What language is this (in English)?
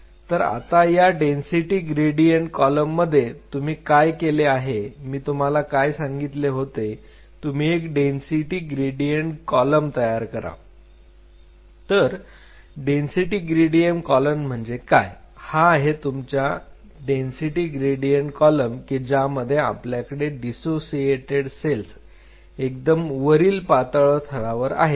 Marathi